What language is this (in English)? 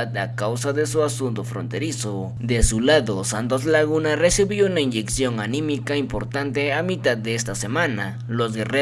Spanish